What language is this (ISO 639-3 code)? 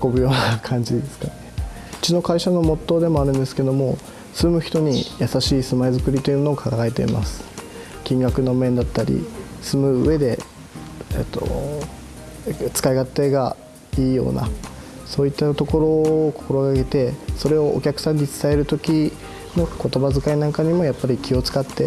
jpn